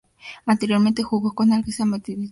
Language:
Spanish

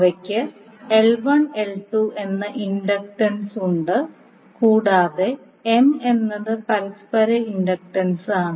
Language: Malayalam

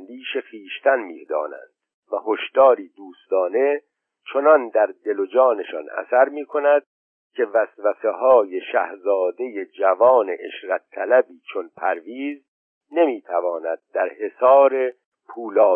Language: Persian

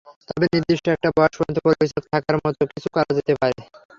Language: Bangla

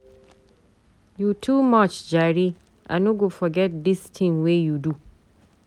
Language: Nigerian Pidgin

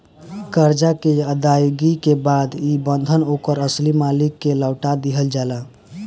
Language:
Bhojpuri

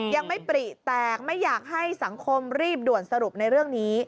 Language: Thai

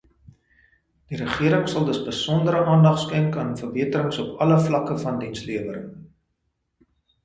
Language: Afrikaans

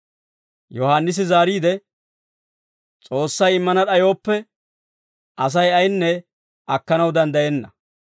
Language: Dawro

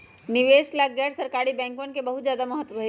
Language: Magahi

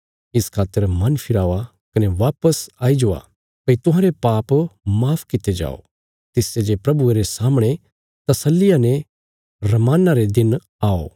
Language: Bilaspuri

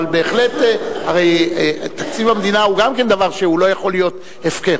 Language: Hebrew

